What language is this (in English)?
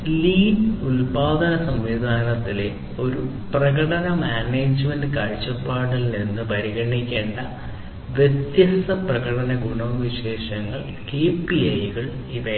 Malayalam